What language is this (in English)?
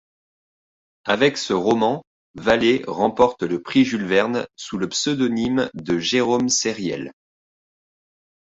French